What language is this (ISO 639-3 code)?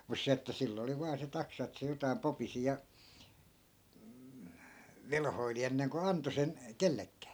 fin